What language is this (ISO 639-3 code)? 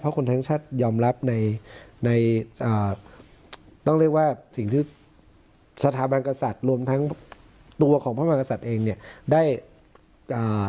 tha